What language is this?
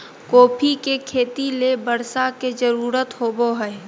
Magahi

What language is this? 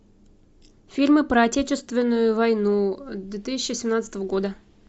Russian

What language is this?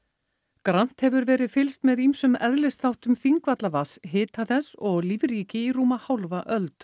Icelandic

